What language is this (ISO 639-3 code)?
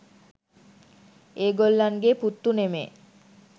sin